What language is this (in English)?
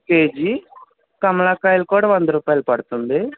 Telugu